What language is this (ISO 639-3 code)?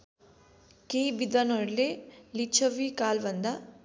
nep